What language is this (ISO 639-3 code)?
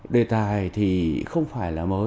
vie